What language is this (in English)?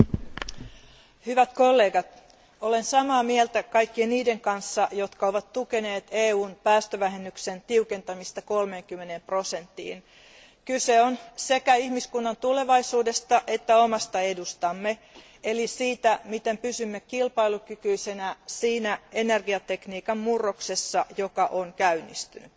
Finnish